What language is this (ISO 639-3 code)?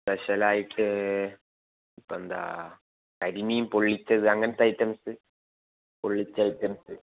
mal